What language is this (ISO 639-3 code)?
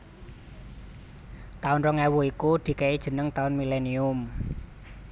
jav